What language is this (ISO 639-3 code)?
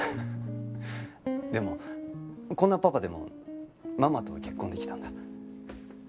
jpn